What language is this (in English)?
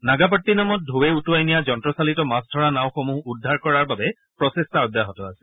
Assamese